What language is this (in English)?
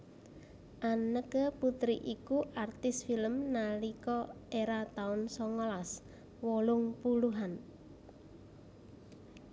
Javanese